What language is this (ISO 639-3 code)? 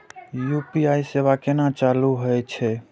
mai